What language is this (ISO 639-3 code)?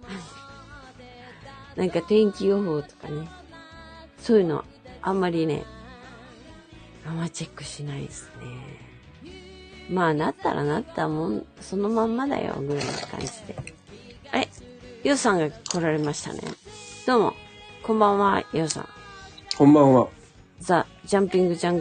jpn